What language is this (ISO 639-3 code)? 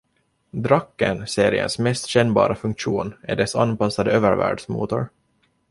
swe